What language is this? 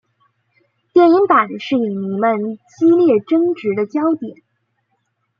Chinese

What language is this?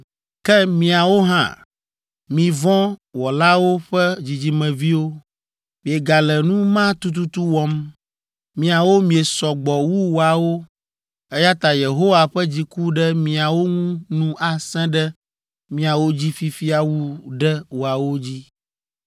Ewe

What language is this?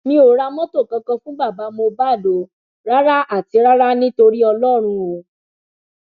Yoruba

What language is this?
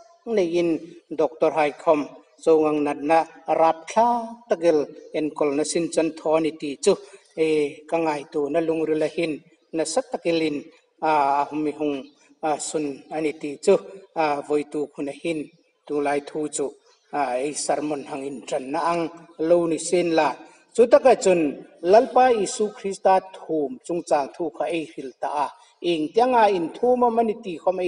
Thai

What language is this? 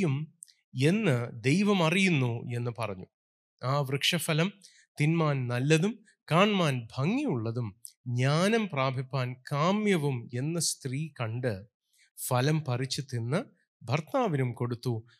Malayalam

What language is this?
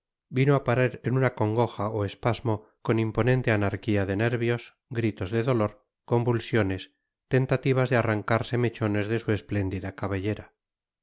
Spanish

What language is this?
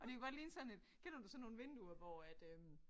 Danish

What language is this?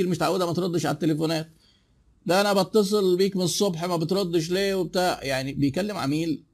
Arabic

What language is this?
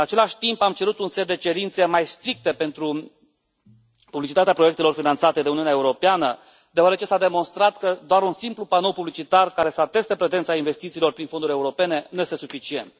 Romanian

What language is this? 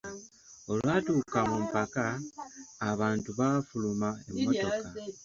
Ganda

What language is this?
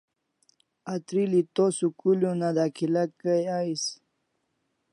Kalasha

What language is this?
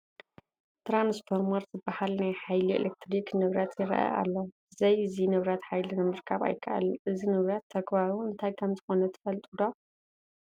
Tigrinya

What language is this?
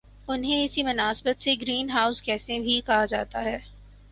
Urdu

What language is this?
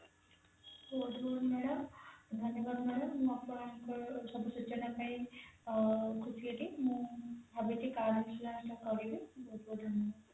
Odia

